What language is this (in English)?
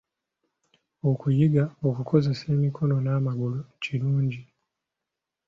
Ganda